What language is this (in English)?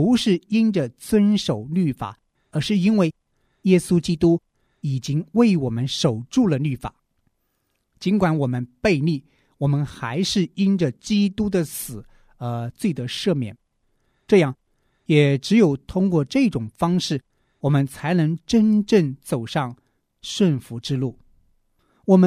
Chinese